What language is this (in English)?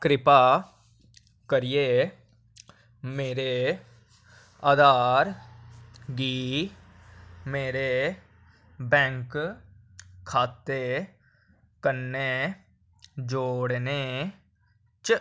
Dogri